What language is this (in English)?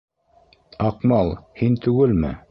Bashkir